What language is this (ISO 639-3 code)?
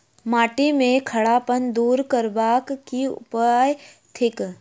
mai